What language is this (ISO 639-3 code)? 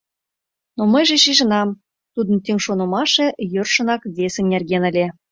chm